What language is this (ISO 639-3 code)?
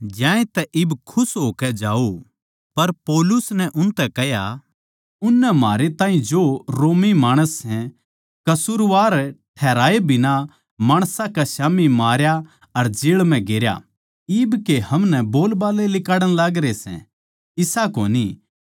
bgc